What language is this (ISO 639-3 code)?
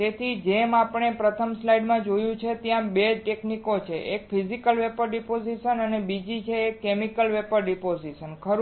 guj